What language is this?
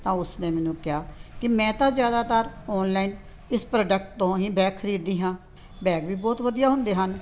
Punjabi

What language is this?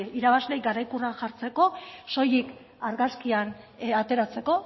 Basque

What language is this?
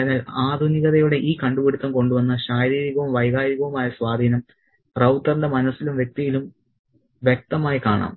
Malayalam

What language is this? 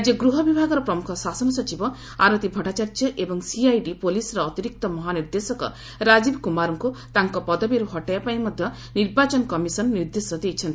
Odia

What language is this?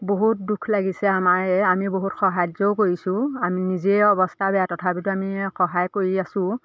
Assamese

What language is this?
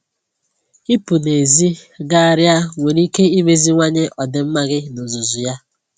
Igbo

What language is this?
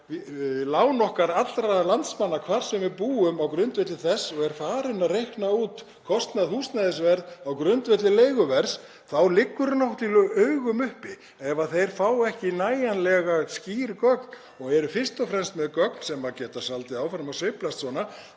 Icelandic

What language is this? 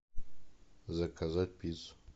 Russian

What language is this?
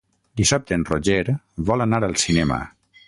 Catalan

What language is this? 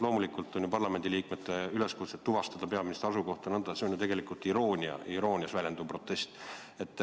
Estonian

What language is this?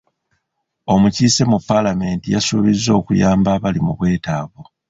Ganda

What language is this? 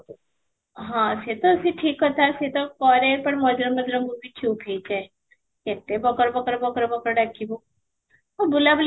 Odia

